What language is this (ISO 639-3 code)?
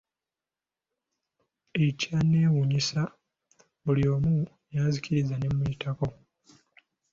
lug